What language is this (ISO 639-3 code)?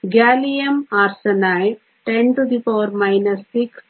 kan